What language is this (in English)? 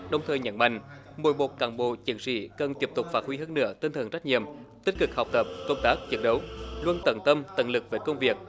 Vietnamese